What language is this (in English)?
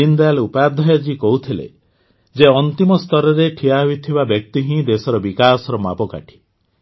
Odia